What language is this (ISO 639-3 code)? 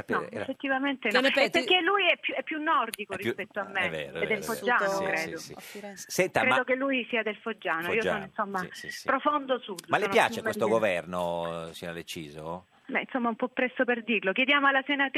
ita